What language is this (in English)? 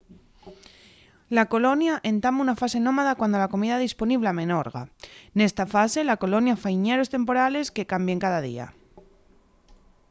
Asturian